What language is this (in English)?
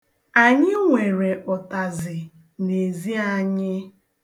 Igbo